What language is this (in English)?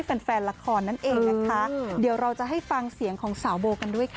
Thai